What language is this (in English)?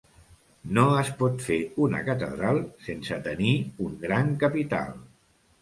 Catalan